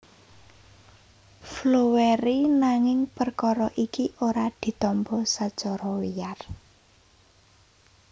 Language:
Javanese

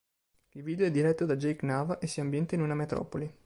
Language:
Italian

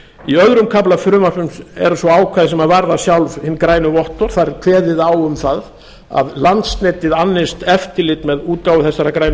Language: Icelandic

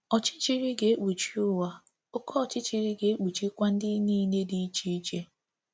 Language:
Igbo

